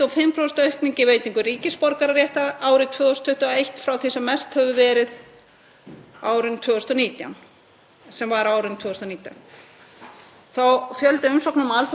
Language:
Icelandic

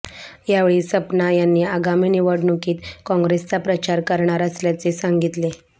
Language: Marathi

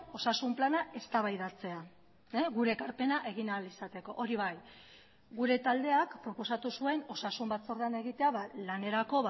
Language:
Basque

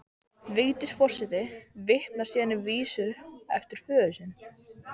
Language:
Icelandic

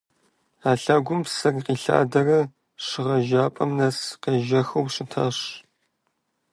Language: Kabardian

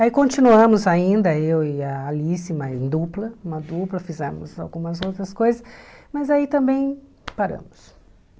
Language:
Portuguese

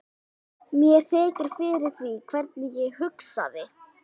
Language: Icelandic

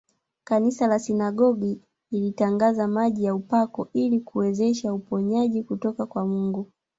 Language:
Swahili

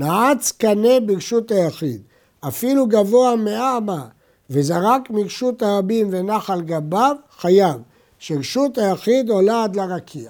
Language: Hebrew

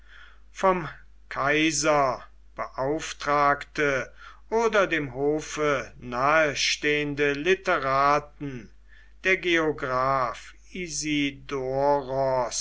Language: German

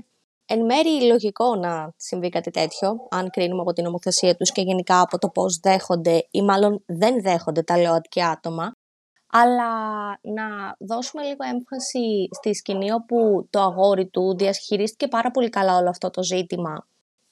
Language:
Greek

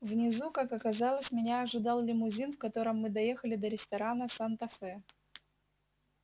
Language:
Russian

